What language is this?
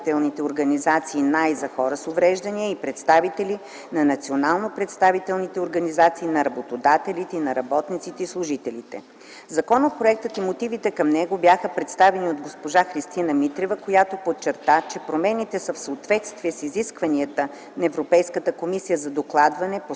Bulgarian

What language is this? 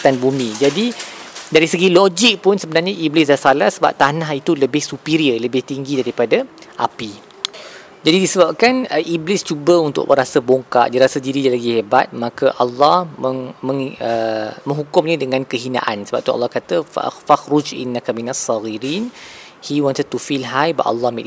Malay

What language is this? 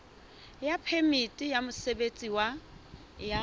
Southern Sotho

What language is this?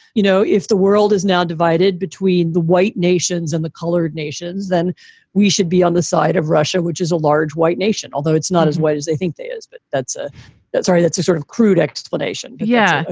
English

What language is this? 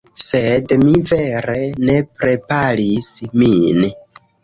Esperanto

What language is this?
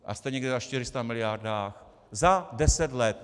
Czech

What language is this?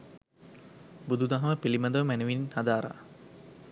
Sinhala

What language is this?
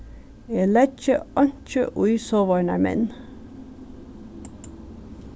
Faroese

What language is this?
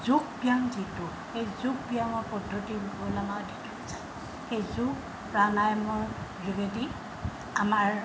Assamese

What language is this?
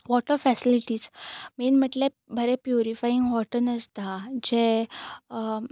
Konkani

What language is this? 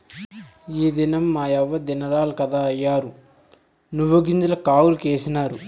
Telugu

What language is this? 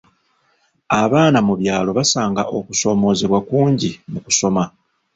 Ganda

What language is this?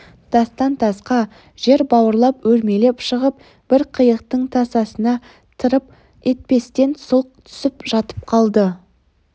Kazakh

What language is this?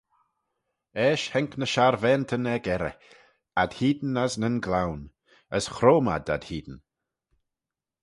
Manx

